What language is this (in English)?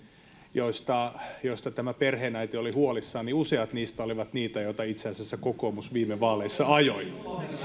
Finnish